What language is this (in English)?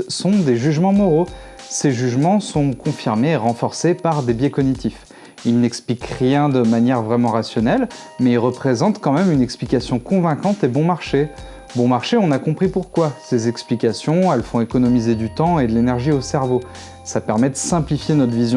French